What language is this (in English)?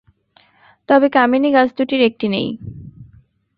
Bangla